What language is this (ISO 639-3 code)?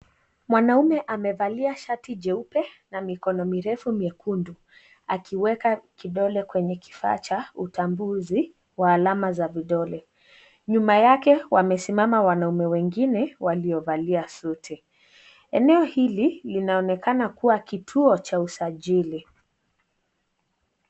swa